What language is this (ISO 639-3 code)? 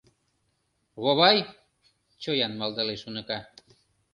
chm